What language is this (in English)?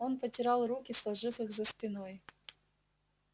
Russian